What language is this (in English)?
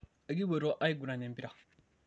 Masai